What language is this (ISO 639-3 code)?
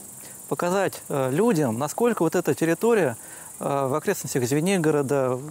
rus